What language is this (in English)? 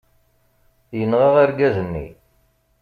Kabyle